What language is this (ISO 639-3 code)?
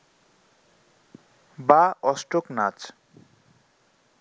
ben